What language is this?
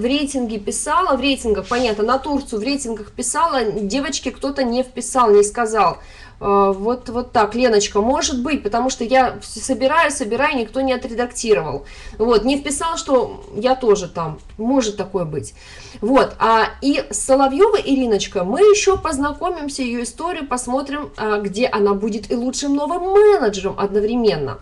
Russian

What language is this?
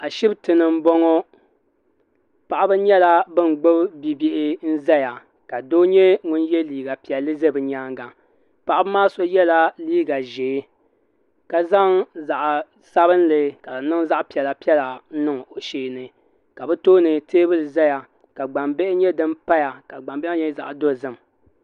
Dagbani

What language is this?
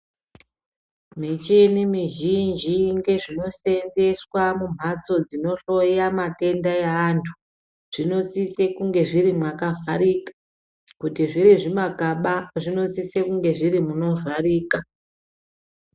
Ndau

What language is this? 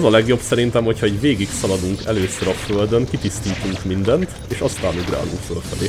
Hungarian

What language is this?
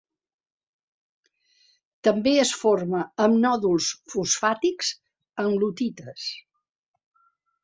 Catalan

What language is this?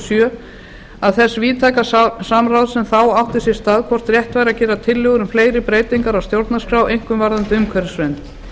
Icelandic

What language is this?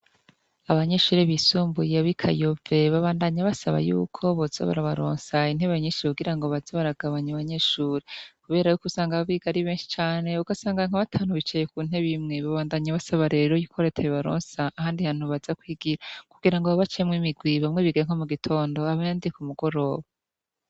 Rundi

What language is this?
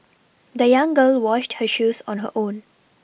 English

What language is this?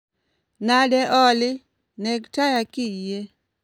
Luo (Kenya and Tanzania)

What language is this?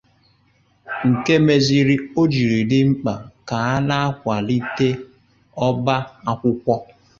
Igbo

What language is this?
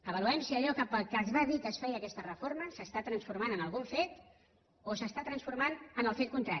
Catalan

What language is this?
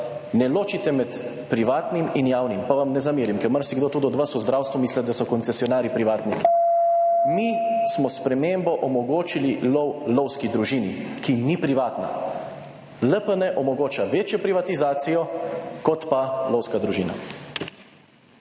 Slovenian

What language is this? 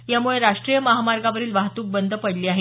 Marathi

